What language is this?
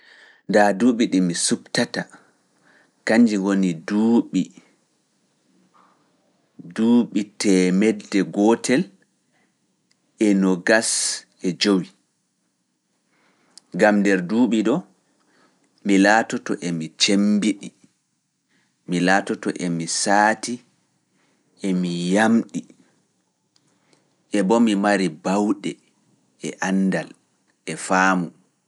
Fula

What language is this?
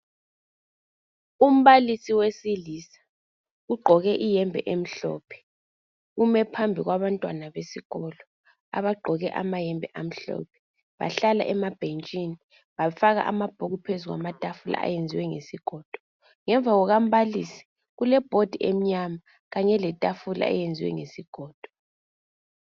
North Ndebele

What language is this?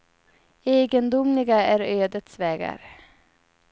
Swedish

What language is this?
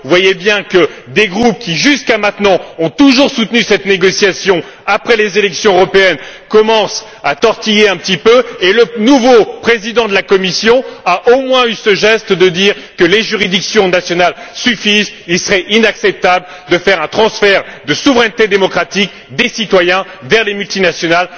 French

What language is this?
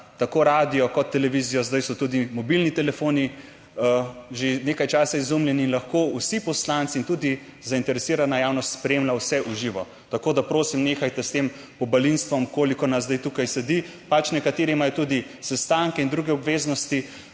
Slovenian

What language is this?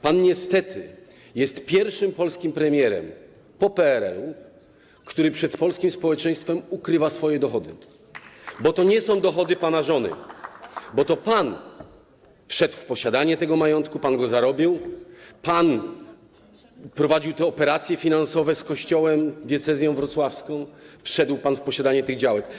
Polish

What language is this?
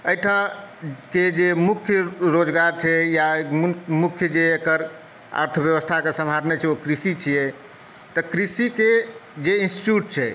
Maithili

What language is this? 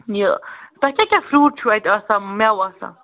Kashmiri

